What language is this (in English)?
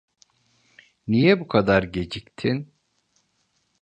Turkish